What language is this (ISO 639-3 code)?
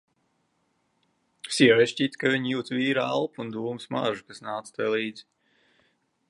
lav